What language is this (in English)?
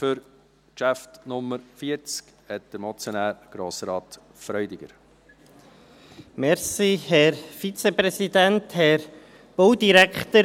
Swiss German